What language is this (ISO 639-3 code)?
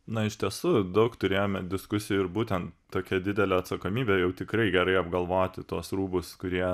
lit